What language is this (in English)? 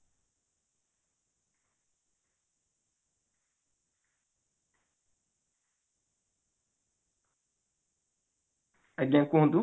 Odia